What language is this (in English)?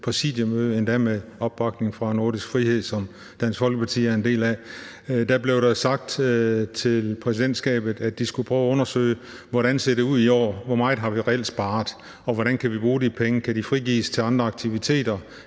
Danish